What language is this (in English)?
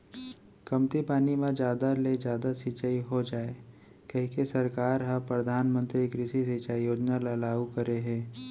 Chhattisgarhi